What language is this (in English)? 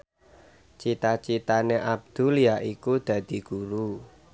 Javanese